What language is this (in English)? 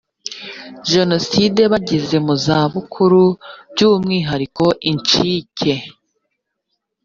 Kinyarwanda